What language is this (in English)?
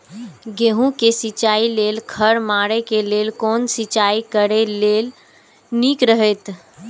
Maithili